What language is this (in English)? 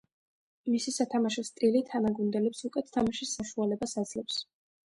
Georgian